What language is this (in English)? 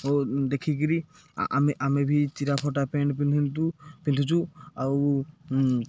Odia